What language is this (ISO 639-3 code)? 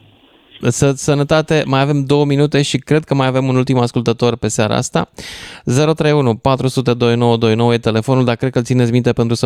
ron